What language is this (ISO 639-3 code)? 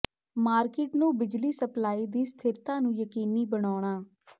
pan